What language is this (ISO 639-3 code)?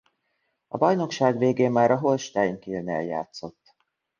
hun